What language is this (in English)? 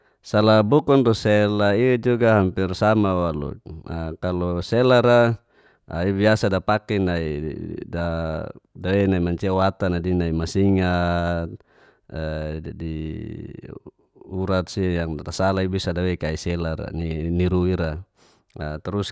Geser-Gorom